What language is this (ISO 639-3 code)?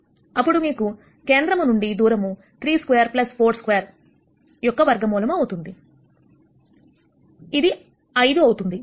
tel